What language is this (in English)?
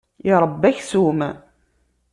Kabyle